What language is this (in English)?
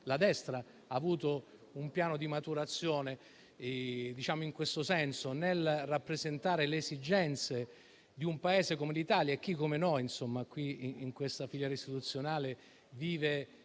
Italian